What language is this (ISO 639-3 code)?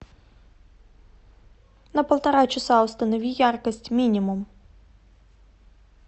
rus